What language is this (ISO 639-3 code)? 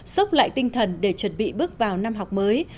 vie